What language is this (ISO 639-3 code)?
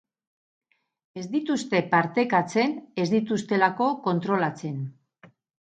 eus